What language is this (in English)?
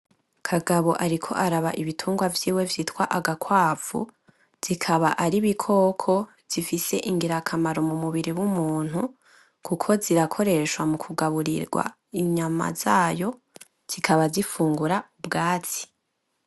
Rundi